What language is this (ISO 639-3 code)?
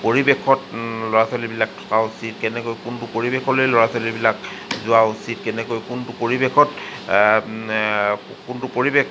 asm